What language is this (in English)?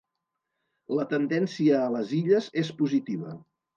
Catalan